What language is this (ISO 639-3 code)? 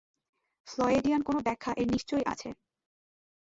ben